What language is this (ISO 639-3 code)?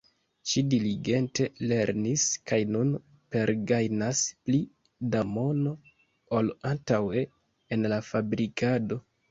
epo